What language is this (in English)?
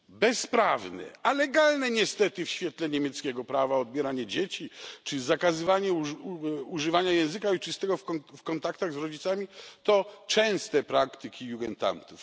Polish